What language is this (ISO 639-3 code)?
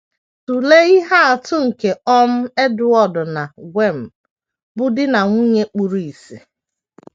ibo